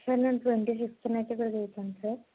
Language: Telugu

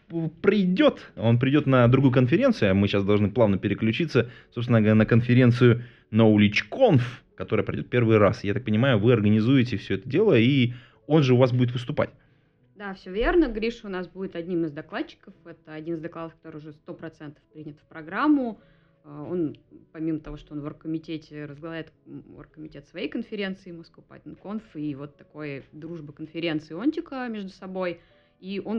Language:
Russian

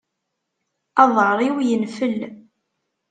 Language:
Kabyle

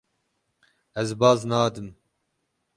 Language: Kurdish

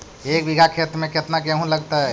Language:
Magahi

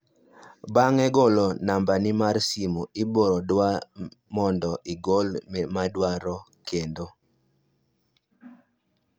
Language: Luo (Kenya and Tanzania)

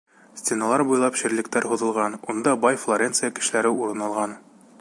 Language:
Bashkir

